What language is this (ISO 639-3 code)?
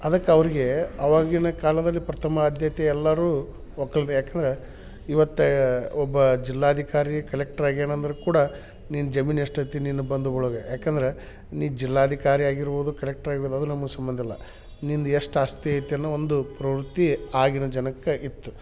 kan